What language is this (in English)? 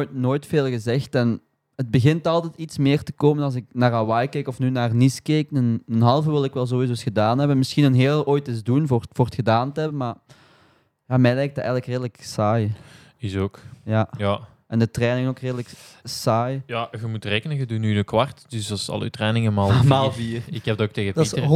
Dutch